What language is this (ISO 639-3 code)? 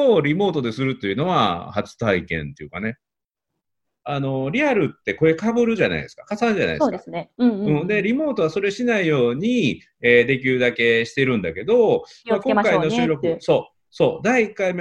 jpn